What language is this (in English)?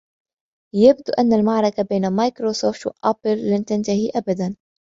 Arabic